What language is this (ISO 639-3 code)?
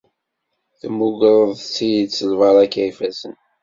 kab